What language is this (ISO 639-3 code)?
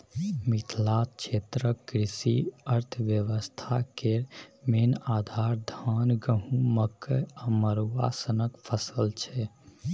mai